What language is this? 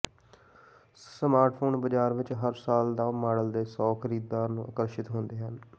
Punjabi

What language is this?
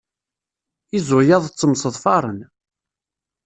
Kabyle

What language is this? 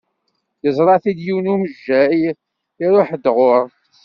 Kabyle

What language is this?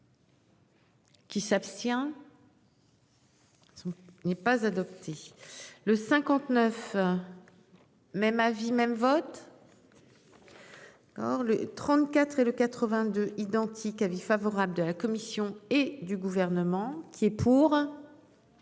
French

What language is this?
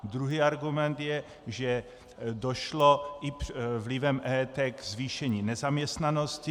Czech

